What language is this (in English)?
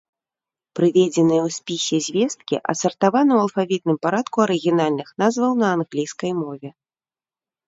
Belarusian